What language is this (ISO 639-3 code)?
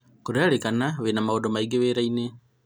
kik